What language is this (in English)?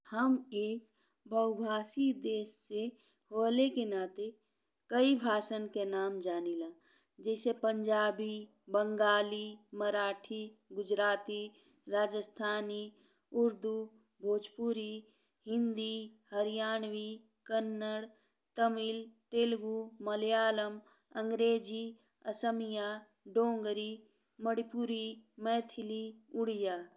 Bhojpuri